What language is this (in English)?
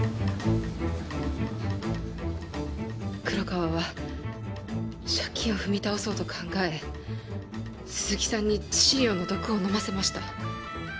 Japanese